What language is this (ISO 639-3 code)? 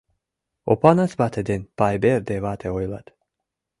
chm